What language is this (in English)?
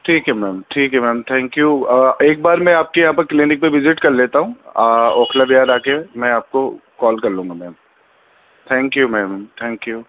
Urdu